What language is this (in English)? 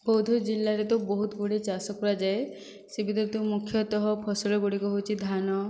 Odia